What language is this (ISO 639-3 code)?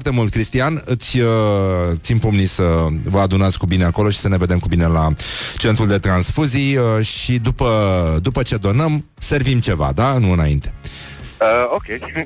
ron